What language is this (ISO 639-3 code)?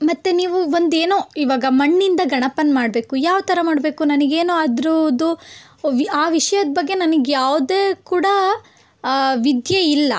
kan